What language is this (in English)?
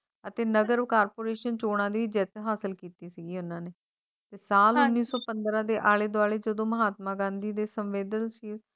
Punjabi